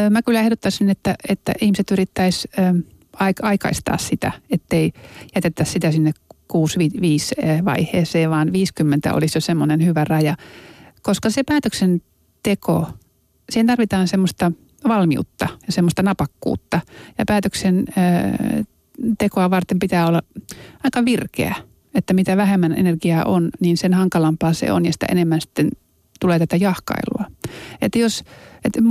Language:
Finnish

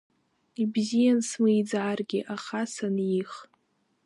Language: Abkhazian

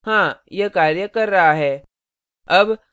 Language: Hindi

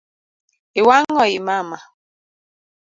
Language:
Luo (Kenya and Tanzania)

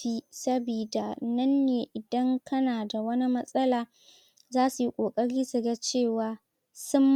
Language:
Hausa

